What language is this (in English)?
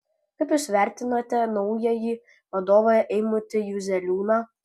Lithuanian